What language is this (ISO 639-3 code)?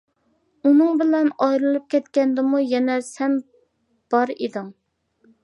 uig